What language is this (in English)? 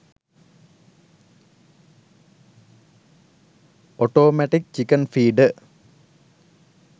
Sinhala